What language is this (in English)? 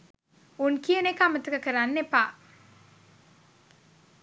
Sinhala